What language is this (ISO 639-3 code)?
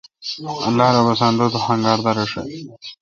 xka